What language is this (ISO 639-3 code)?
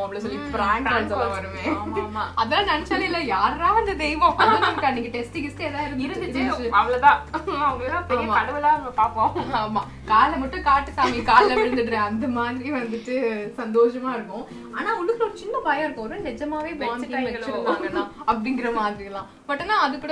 tam